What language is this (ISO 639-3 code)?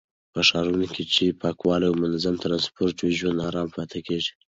pus